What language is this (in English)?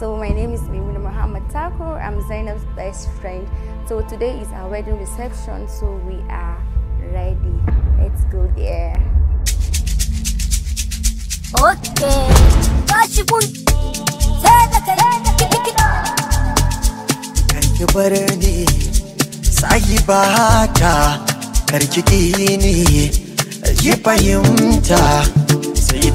English